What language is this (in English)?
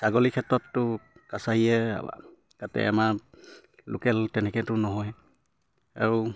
Assamese